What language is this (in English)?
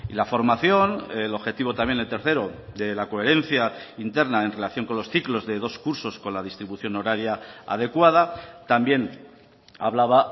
Spanish